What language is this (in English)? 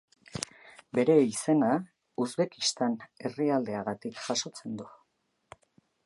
Basque